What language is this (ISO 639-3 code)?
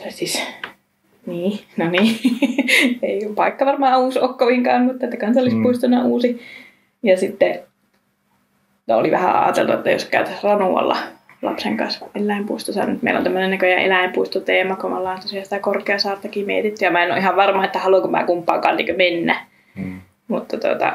fin